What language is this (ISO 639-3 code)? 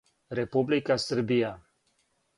srp